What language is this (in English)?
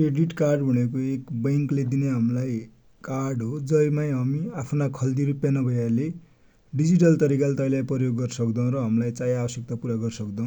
Dotyali